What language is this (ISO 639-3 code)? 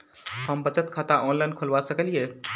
mai